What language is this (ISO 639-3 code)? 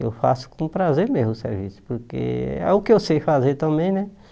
por